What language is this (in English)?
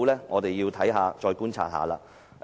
Cantonese